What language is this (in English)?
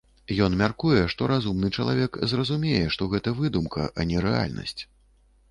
Belarusian